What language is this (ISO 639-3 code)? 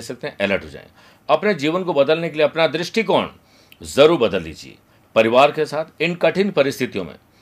hin